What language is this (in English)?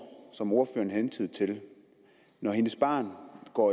Danish